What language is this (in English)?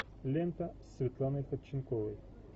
Russian